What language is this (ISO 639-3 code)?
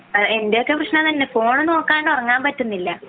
mal